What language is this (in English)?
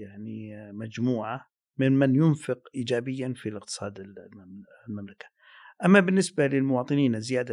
Arabic